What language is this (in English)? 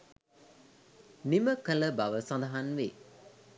Sinhala